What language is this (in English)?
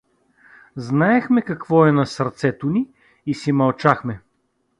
Bulgarian